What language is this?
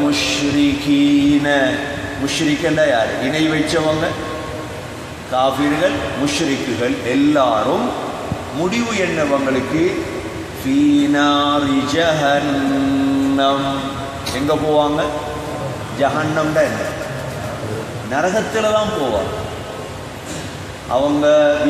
Hindi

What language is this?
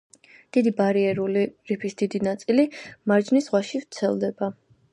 Georgian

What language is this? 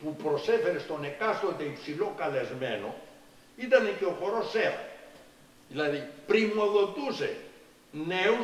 Greek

